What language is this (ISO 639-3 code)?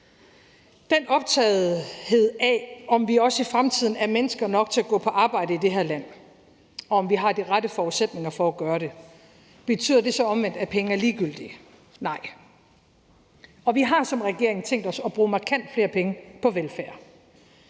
dan